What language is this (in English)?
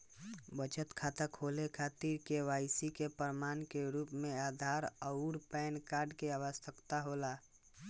Bhojpuri